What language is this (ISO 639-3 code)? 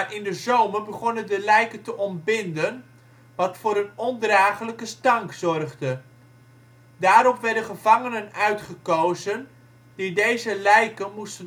nld